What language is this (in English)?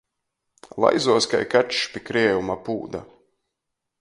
Latgalian